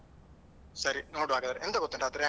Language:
Kannada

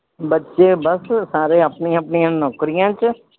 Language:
Punjabi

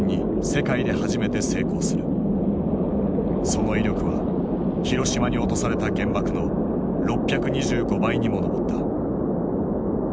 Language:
Japanese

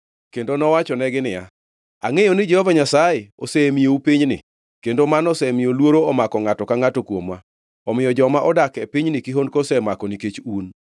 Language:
Luo (Kenya and Tanzania)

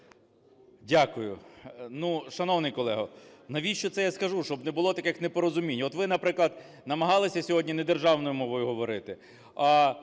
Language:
Ukrainian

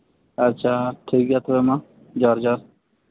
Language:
Santali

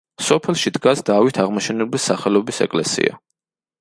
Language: Georgian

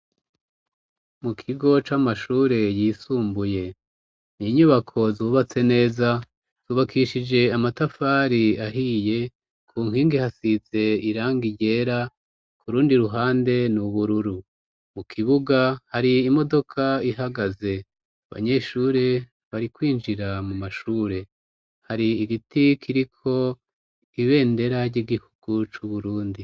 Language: Rundi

